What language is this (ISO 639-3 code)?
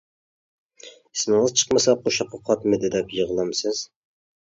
uig